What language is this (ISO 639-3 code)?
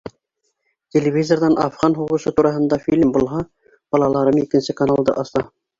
bak